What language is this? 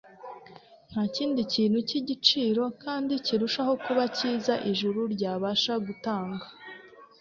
Kinyarwanda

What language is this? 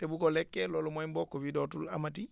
Wolof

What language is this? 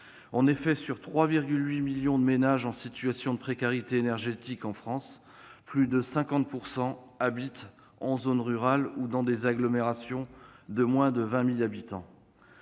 French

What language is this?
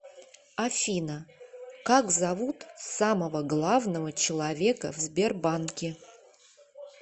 Russian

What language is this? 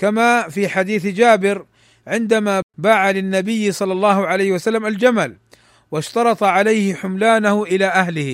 Arabic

